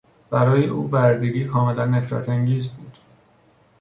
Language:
Persian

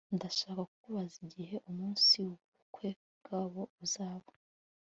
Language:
Kinyarwanda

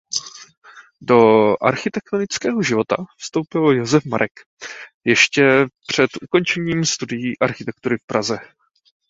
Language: Czech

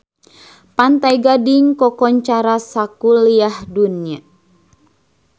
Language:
Sundanese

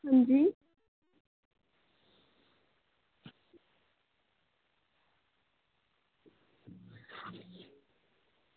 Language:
Dogri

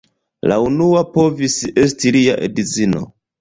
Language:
Esperanto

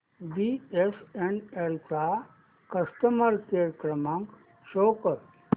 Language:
Marathi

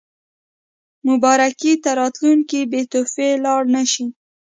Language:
Pashto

